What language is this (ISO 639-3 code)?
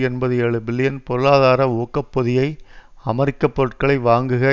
tam